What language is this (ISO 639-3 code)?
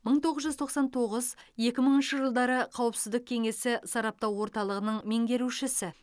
kaz